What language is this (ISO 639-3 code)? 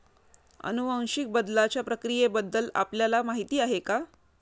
mar